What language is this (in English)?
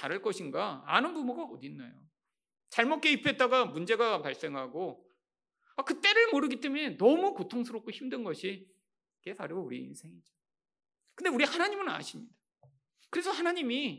Korean